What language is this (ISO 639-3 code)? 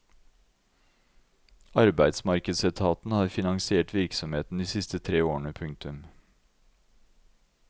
nor